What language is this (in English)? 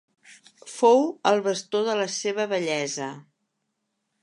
Catalan